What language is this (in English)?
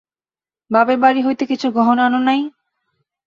Bangla